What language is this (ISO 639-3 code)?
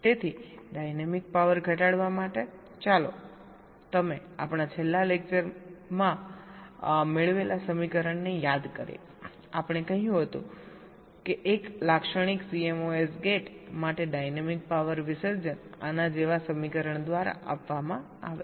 guj